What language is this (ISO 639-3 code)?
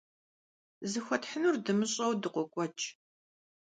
kbd